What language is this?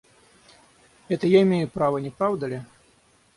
Russian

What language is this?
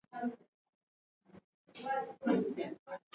Swahili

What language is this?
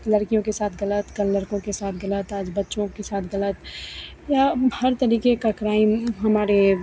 Hindi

